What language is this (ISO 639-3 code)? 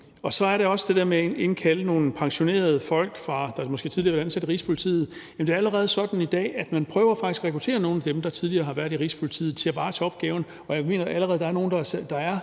dan